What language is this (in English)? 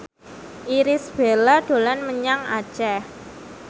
Javanese